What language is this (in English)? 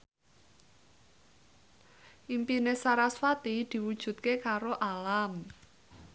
Javanese